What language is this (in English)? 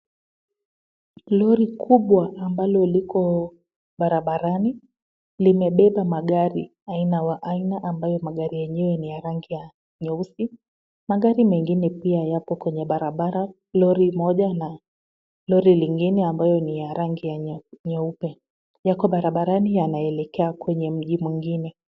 Swahili